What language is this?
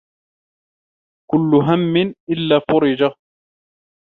Arabic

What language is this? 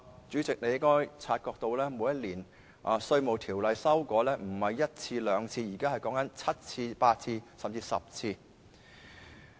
Cantonese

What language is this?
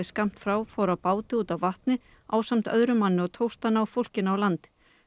Icelandic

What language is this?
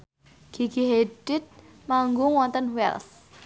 Javanese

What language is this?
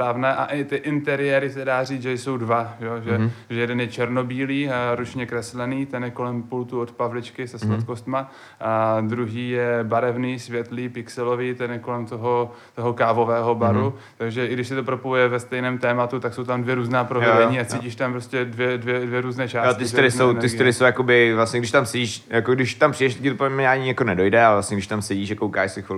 Czech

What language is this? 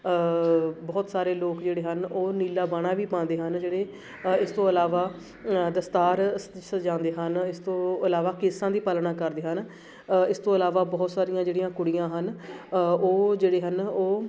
Punjabi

